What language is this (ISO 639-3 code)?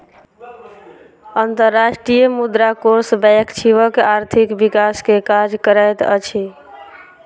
mai